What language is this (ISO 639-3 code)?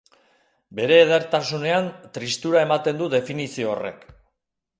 eus